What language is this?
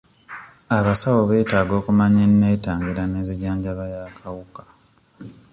Ganda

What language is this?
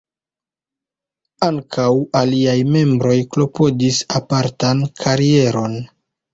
Esperanto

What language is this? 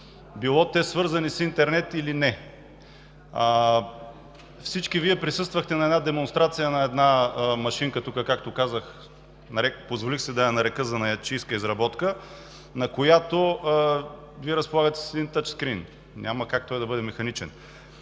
Bulgarian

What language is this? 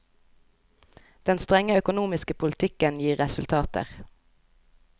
Norwegian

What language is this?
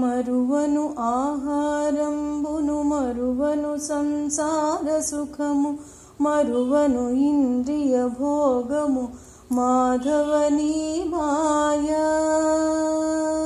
Telugu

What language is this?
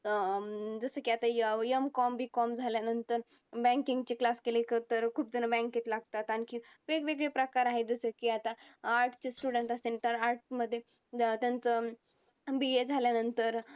Marathi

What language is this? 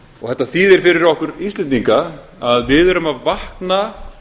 Icelandic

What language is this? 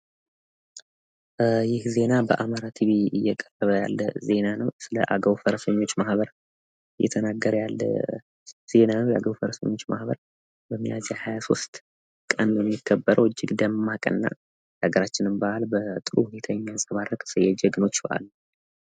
Amharic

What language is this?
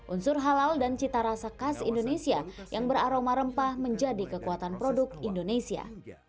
Indonesian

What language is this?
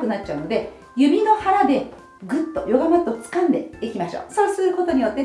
Japanese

